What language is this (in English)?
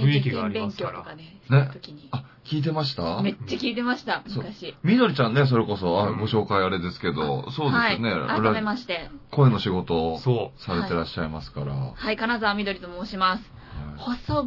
Japanese